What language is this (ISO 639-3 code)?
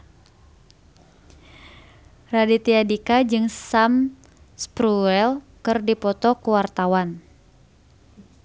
sun